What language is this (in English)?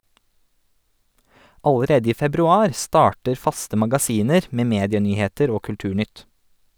Norwegian